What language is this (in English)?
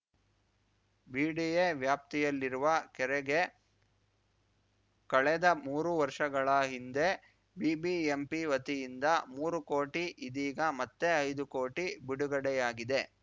Kannada